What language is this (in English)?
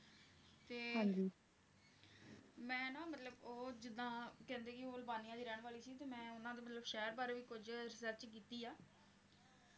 Punjabi